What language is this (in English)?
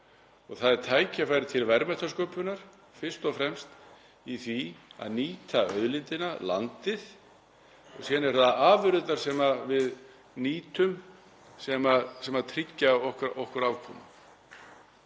Icelandic